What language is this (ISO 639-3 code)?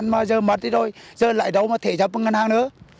vie